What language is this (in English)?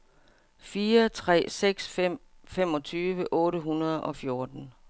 Danish